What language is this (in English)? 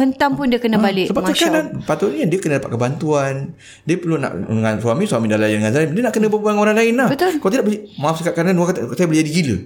Malay